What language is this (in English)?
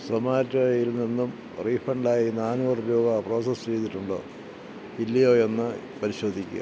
Malayalam